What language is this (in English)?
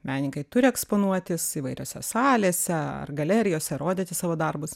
Lithuanian